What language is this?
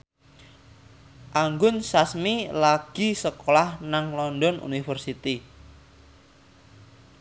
Javanese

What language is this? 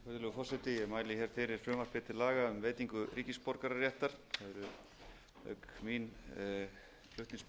Icelandic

